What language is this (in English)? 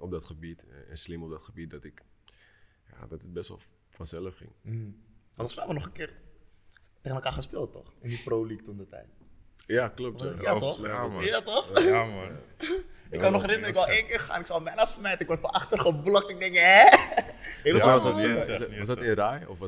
Dutch